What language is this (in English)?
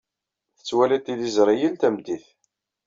Kabyle